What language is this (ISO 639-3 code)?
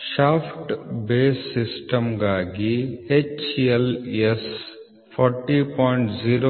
kan